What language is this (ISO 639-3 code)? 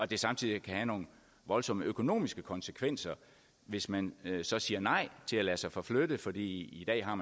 dan